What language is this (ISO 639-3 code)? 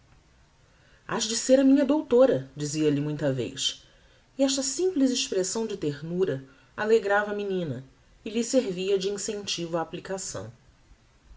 por